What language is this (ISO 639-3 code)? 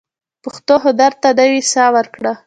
pus